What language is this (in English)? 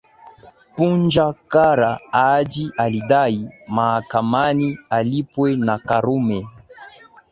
Swahili